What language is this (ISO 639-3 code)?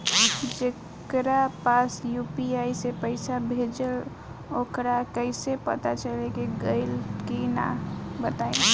bho